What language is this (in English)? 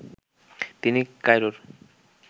Bangla